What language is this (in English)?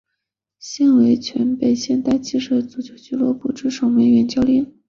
Chinese